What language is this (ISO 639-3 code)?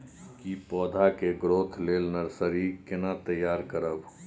mai